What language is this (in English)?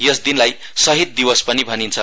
Nepali